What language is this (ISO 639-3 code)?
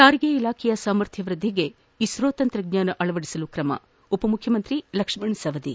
kan